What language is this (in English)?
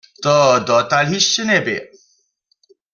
Upper Sorbian